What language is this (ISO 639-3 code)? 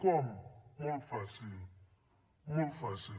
cat